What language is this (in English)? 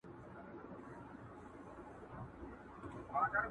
Pashto